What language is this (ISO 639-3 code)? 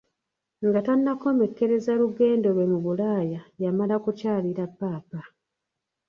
lug